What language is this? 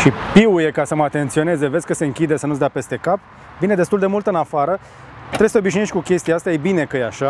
Romanian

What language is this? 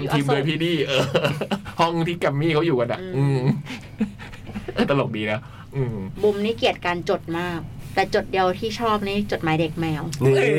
Thai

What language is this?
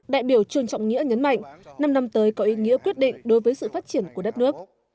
Vietnamese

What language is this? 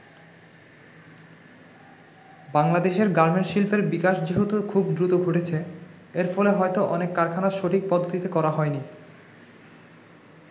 Bangla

